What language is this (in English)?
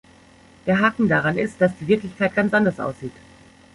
German